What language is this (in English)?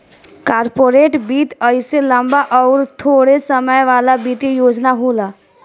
Bhojpuri